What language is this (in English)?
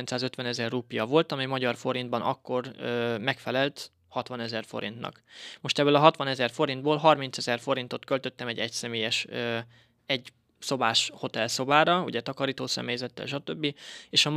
Hungarian